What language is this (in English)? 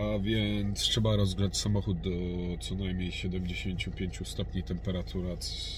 Polish